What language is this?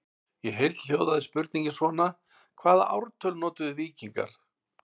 Icelandic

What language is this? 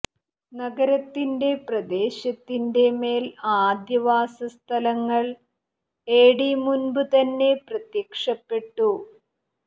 Malayalam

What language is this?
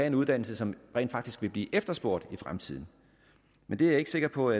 Danish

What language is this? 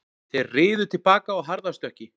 Icelandic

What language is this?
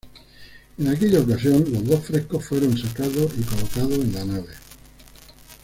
Spanish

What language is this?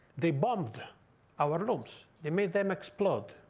English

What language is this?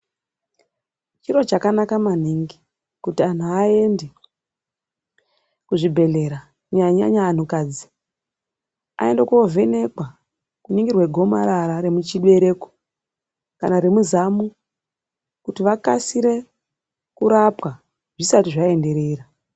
Ndau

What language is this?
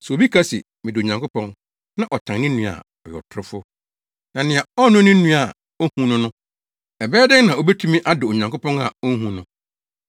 Akan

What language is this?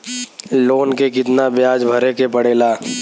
Bhojpuri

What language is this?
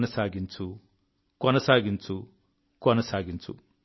Telugu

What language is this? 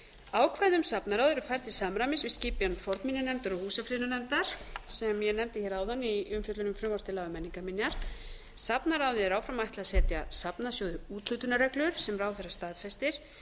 Icelandic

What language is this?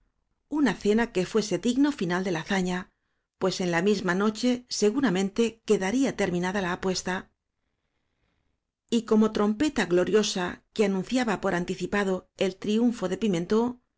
Spanish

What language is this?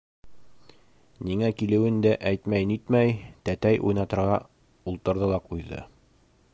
Bashkir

